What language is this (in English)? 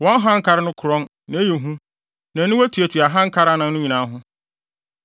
Akan